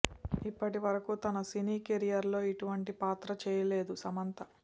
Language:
Telugu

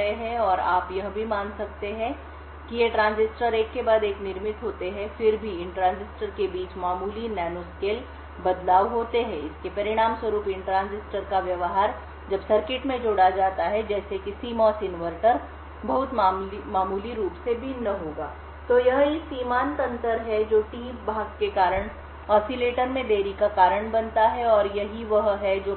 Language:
Hindi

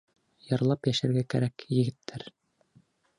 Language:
Bashkir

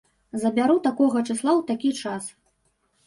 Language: Belarusian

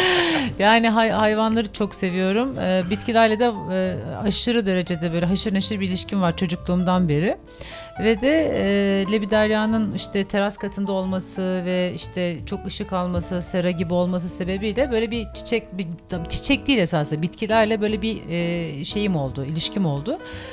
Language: Turkish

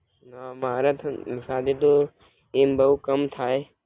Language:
Gujarati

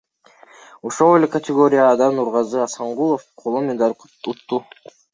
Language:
Kyrgyz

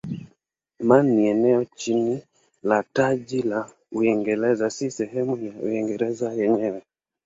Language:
Swahili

